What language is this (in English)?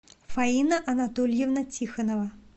Russian